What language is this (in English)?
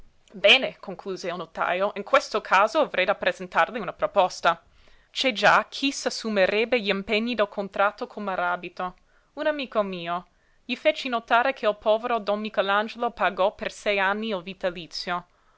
Italian